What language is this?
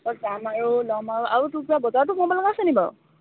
Assamese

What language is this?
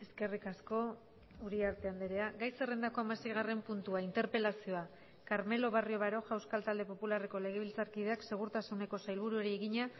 Basque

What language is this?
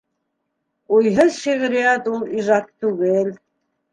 Bashkir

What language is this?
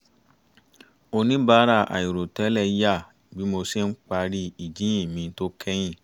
Yoruba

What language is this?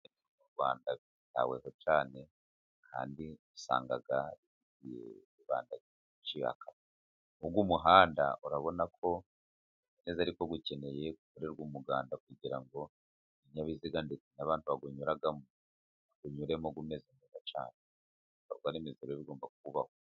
Kinyarwanda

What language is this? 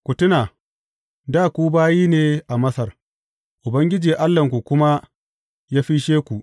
Hausa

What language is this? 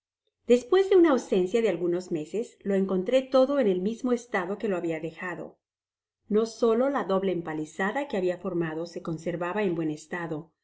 Spanish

